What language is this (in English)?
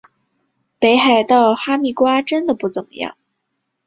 Chinese